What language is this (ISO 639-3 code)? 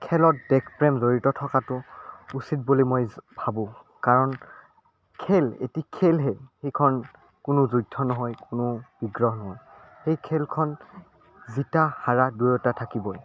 asm